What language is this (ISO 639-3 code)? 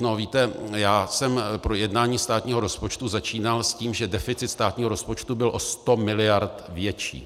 ces